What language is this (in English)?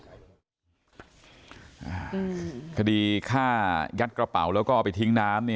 Thai